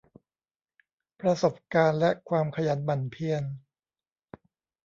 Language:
Thai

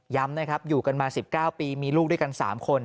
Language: Thai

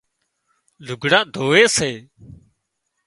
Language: Wadiyara Koli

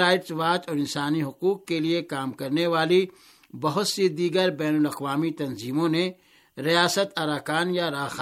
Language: Urdu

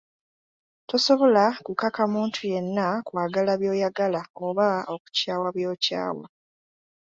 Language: Ganda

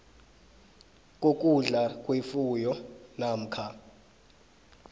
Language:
South Ndebele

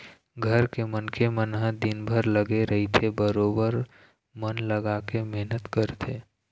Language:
Chhattisgarhi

